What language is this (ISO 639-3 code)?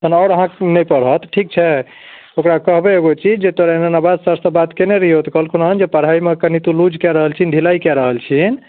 mai